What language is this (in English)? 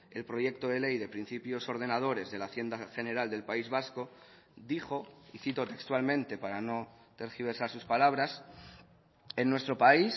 Spanish